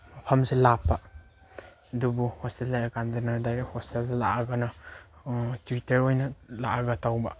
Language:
Manipuri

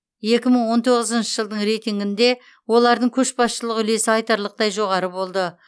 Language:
Kazakh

